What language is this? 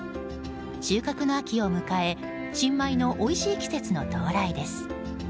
Japanese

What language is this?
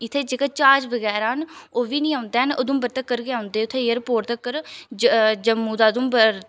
Dogri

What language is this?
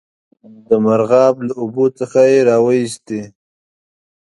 Pashto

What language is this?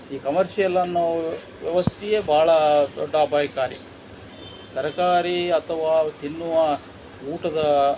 Kannada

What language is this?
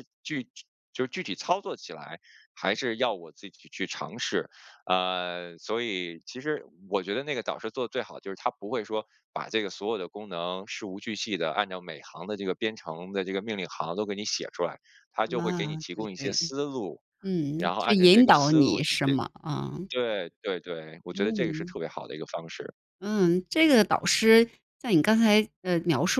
Chinese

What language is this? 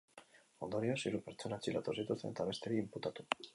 Basque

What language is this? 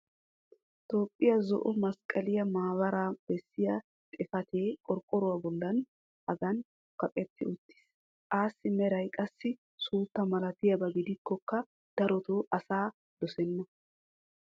Wolaytta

